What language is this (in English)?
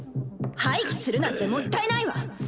Japanese